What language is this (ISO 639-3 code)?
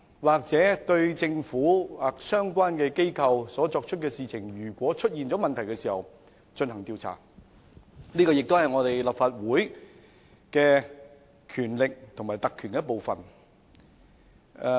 yue